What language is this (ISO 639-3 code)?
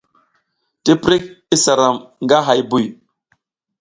giz